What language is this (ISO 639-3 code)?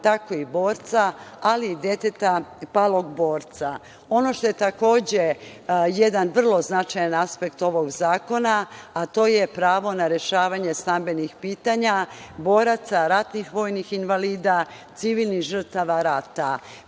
srp